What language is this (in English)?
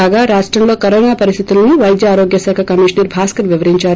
Telugu